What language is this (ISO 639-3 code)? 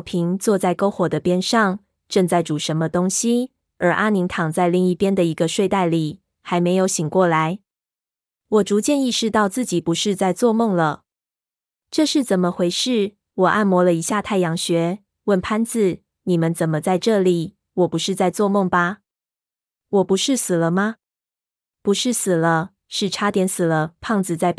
zho